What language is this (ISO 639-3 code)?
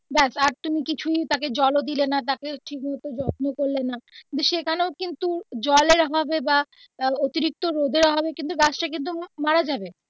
ben